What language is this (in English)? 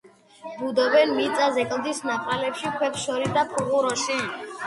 Georgian